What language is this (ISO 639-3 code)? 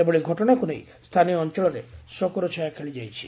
ori